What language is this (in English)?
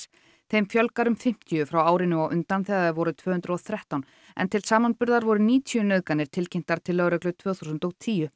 Icelandic